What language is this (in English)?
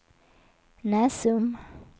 Swedish